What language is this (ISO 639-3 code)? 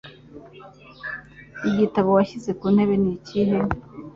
kin